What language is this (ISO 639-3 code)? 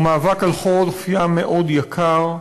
heb